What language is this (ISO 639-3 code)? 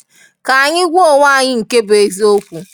ibo